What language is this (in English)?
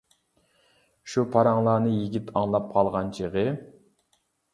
Uyghur